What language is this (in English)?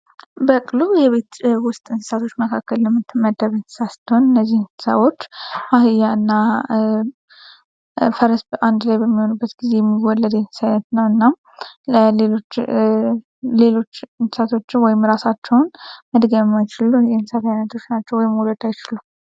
Amharic